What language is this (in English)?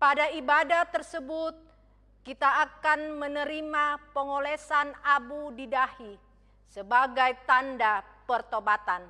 Indonesian